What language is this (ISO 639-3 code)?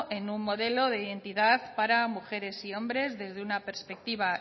spa